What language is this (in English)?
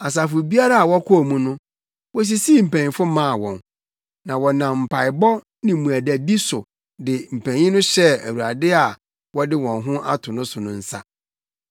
Akan